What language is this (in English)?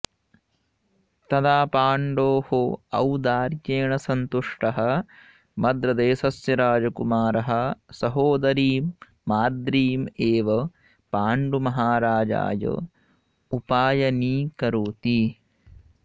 Sanskrit